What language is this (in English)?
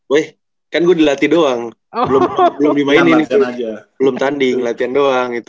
Indonesian